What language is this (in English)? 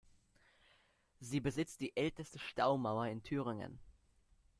German